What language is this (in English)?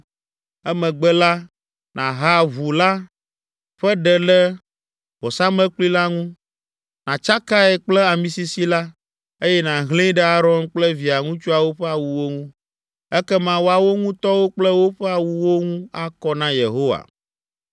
Ewe